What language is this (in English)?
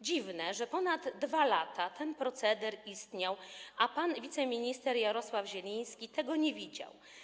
Polish